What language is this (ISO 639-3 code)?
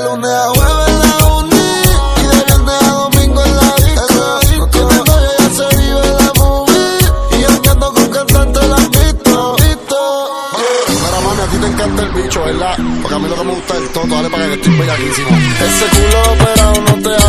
ara